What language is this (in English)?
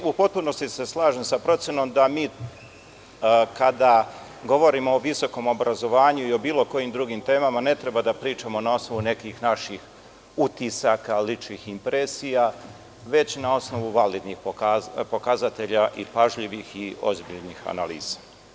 Serbian